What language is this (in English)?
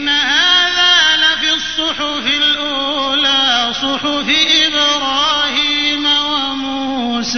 Arabic